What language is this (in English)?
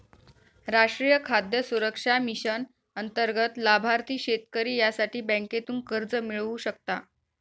Marathi